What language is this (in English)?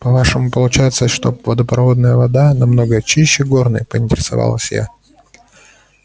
Russian